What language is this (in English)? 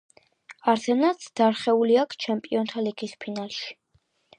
Georgian